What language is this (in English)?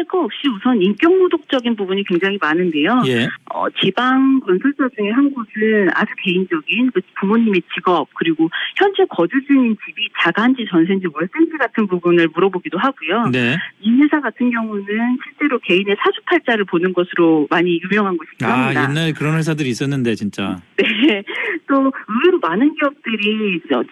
Korean